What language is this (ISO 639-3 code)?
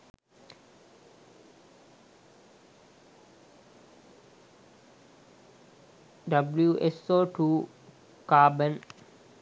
sin